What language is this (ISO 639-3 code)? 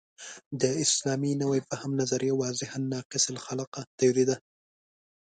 pus